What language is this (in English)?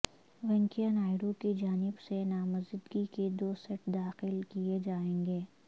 Urdu